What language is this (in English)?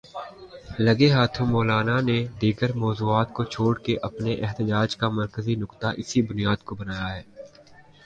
Urdu